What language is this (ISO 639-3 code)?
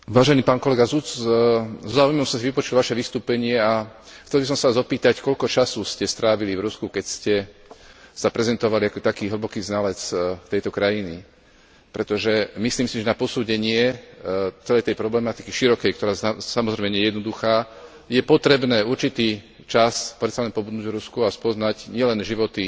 slk